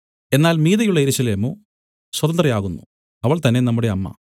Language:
Malayalam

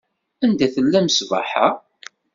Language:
Kabyle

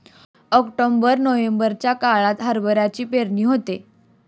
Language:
Marathi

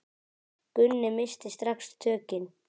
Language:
Icelandic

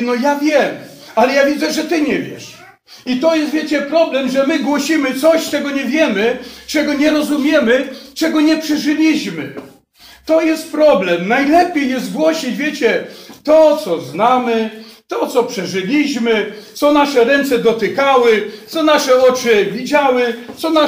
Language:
Polish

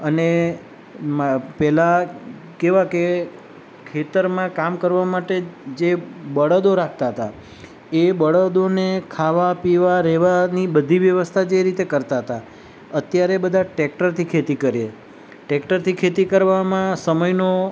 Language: Gujarati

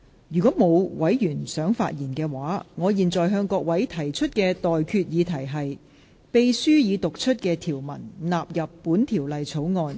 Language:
Cantonese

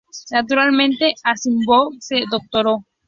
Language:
Spanish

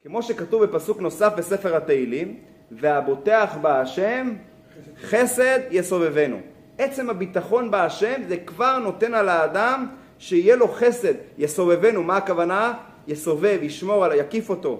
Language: Hebrew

